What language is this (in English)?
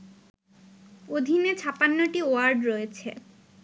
Bangla